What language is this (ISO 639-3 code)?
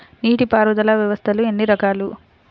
tel